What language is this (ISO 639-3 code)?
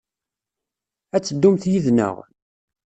kab